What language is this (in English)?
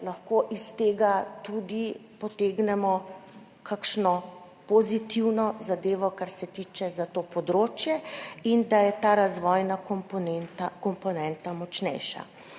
Slovenian